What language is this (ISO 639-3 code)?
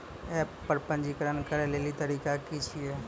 mai